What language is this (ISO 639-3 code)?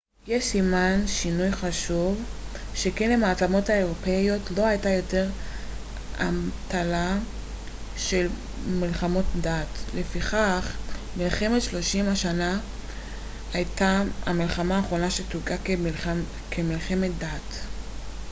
heb